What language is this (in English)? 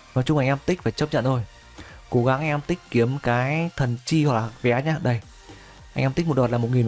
Vietnamese